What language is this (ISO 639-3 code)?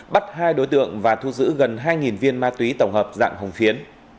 vie